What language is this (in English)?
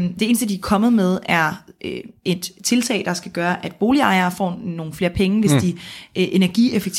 Danish